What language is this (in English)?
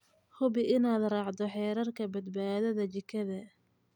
Somali